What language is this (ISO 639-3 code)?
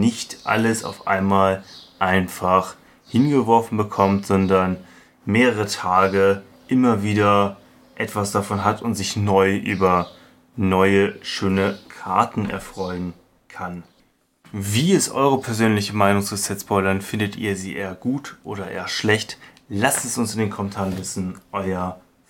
deu